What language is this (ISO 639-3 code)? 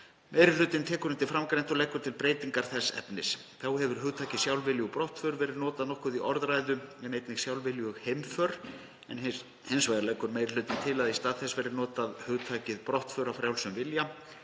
isl